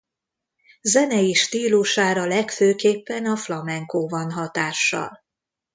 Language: Hungarian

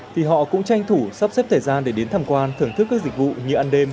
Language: Vietnamese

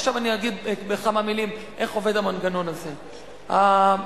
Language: Hebrew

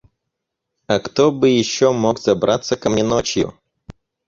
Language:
Russian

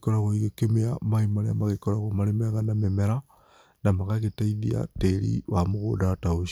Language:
Kikuyu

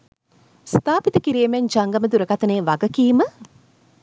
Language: Sinhala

